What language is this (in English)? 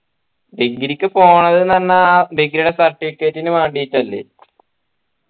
Malayalam